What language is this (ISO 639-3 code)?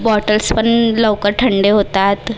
mar